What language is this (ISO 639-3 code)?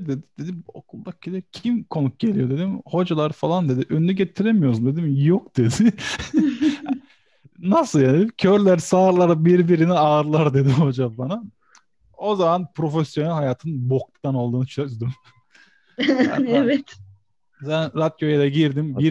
tur